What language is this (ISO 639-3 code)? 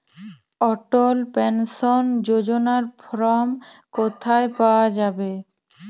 ben